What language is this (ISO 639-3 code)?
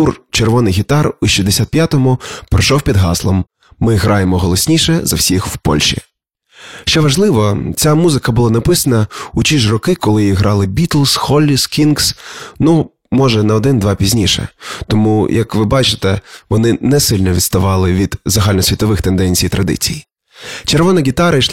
ukr